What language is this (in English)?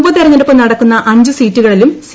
Malayalam